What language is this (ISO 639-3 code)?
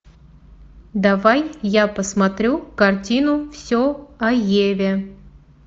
rus